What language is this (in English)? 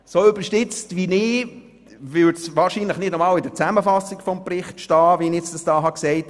Swiss German